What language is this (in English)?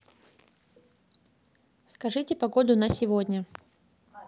Russian